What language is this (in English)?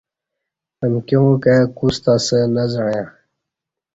Kati